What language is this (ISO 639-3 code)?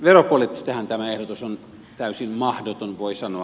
fin